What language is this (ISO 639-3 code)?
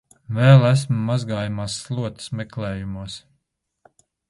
lav